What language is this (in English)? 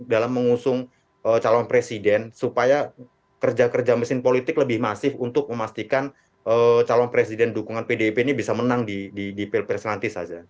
Indonesian